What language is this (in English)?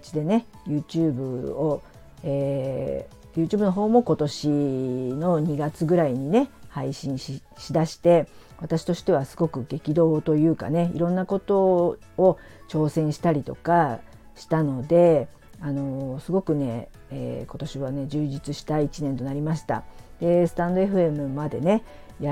Japanese